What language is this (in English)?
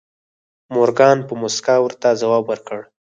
Pashto